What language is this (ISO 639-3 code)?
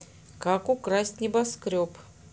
rus